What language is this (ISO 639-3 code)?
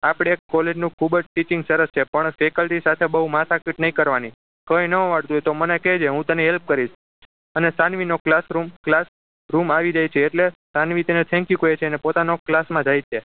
guj